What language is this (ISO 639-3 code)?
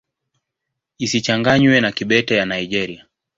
swa